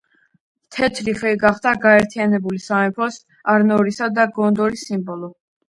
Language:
Georgian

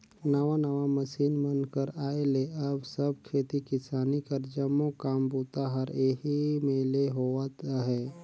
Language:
Chhattisgarhi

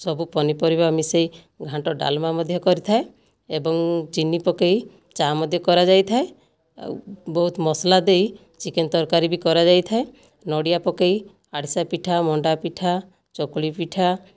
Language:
Odia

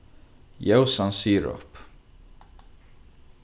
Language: Faroese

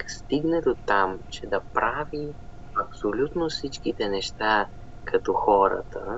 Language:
Bulgarian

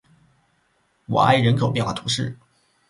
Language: Chinese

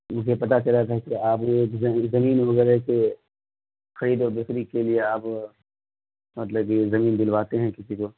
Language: Urdu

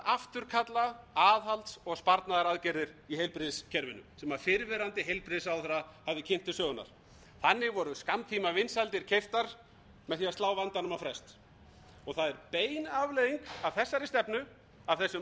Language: Icelandic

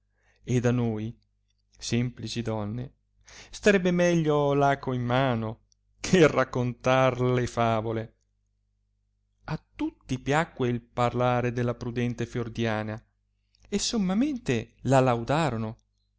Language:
Italian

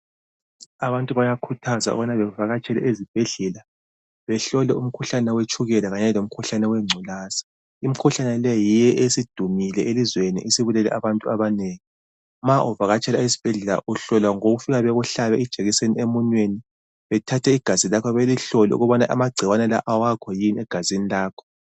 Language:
North Ndebele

